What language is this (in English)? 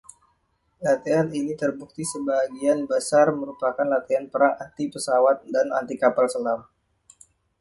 Indonesian